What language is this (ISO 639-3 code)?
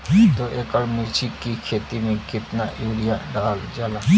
bho